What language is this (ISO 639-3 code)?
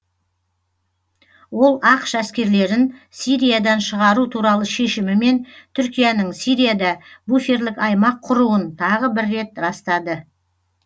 kaz